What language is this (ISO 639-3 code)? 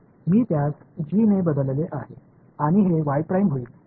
mar